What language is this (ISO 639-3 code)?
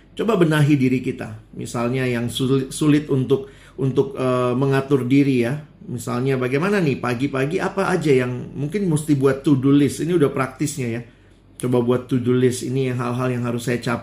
ind